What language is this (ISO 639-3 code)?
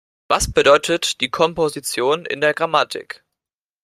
deu